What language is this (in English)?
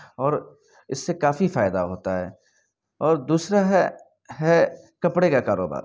Urdu